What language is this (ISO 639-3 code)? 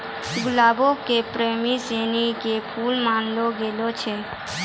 mai